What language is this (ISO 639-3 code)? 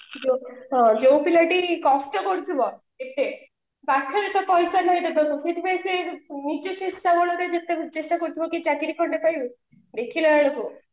ori